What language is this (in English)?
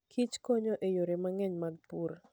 Luo (Kenya and Tanzania)